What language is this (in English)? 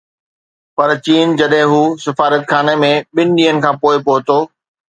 Sindhi